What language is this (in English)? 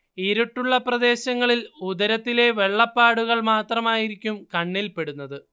Malayalam